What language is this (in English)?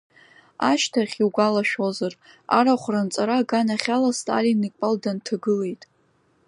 Abkhazian